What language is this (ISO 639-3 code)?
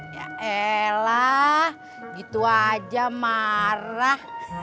ind